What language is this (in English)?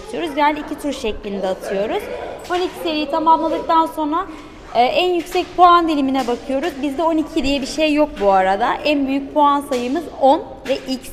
Turkish